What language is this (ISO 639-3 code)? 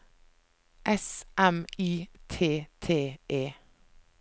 nor